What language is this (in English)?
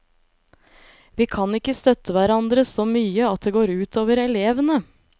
Norwegian